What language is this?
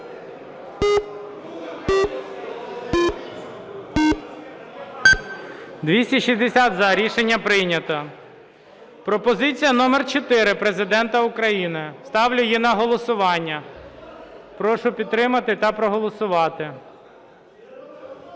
Ukrainian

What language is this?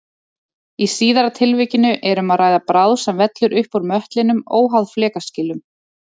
Icelandic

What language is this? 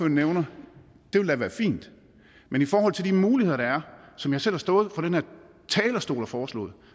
Danish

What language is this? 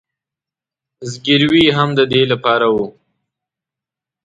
Pashto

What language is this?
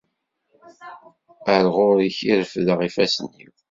Kabyle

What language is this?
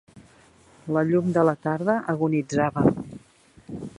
Catalan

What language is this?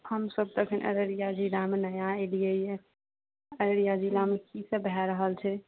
Maithili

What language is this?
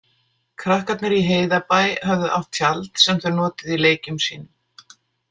Icelandic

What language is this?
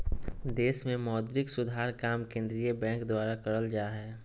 Magahi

